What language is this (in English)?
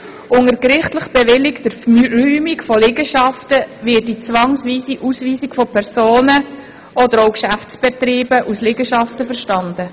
Swiss German